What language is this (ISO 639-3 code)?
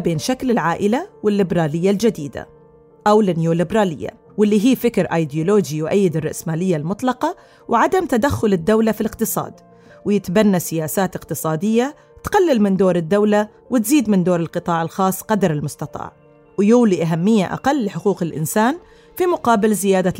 ara